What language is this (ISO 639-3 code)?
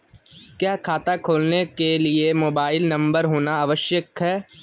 hin